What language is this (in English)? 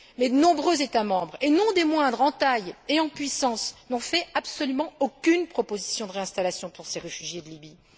French